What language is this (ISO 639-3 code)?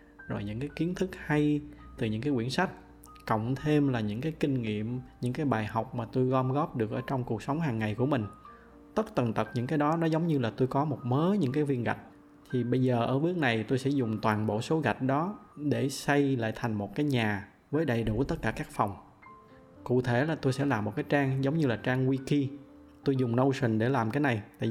vie